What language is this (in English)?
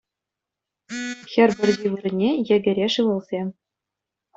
Chuvash